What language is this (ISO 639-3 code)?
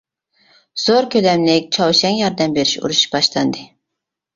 uig